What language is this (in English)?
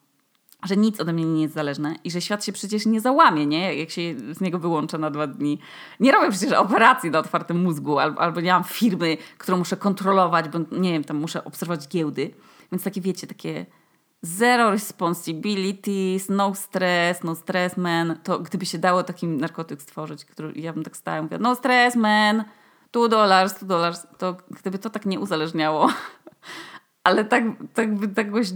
Polish